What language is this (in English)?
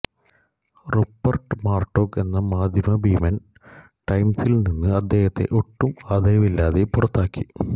Malayalam